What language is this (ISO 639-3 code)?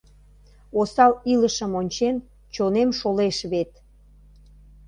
chm